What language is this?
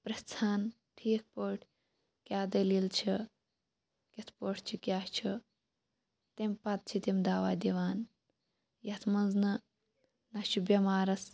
Kashmiri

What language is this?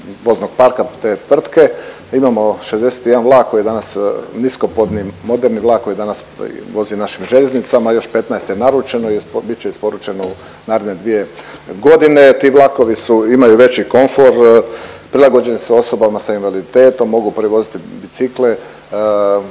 Croatian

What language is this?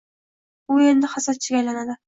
Uzbek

